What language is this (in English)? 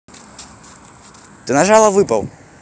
Russian